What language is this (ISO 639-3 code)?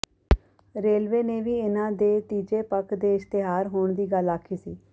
pan